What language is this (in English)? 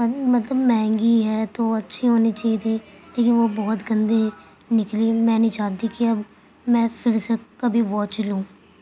Urdu